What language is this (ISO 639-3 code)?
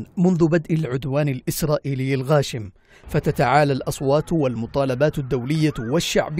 ara